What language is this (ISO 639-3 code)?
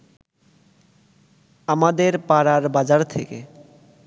ben